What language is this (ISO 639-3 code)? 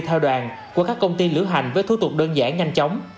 vie